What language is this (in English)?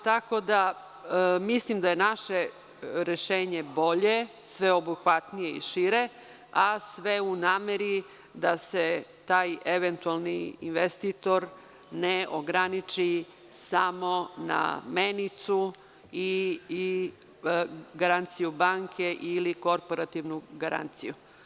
Serbian